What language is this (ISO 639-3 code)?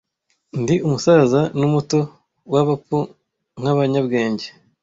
kin